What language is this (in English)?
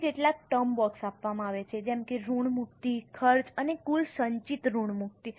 Gujarati